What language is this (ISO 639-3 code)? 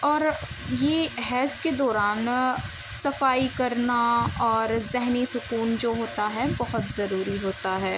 urd